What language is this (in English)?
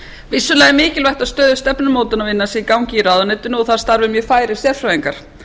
Icelandic